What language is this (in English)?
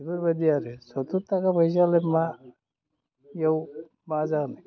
Bodo